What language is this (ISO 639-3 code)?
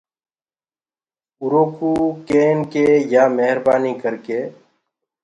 ggg